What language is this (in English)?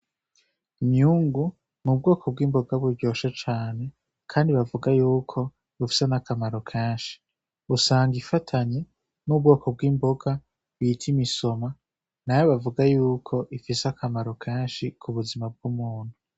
Rundi